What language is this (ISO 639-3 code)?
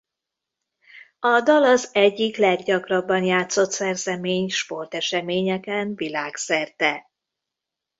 hun